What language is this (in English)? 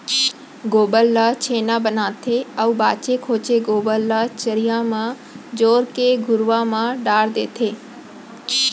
Chhattisgarhi